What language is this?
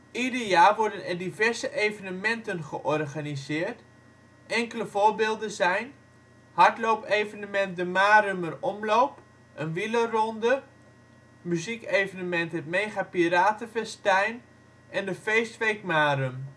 Dutch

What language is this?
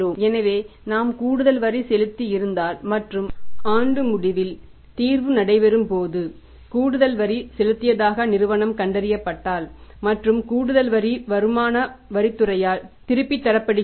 Tamil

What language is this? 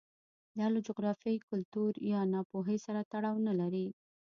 Pashto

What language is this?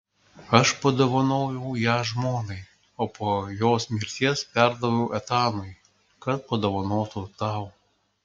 Lithuanian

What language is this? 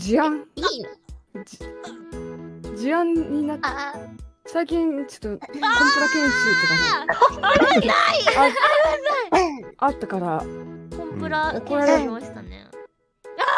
Japanese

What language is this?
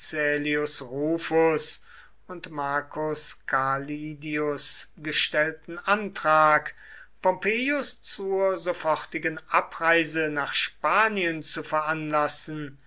German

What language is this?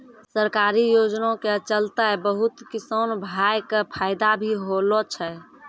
Maithili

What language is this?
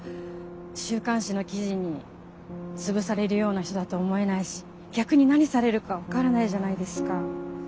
Japanese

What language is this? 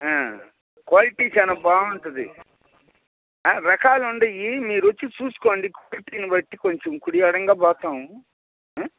Telugu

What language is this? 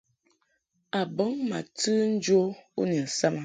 Mungaka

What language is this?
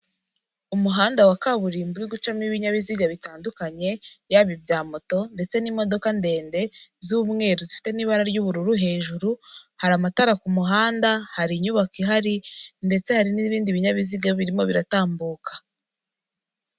Kinyarwanda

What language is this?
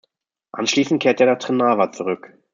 German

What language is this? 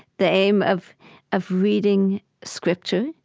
English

